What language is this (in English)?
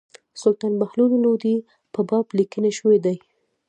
Pashto